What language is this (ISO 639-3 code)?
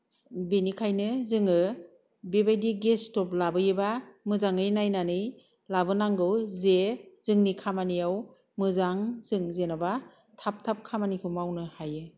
brx